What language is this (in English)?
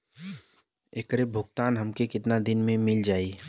Bhojpuri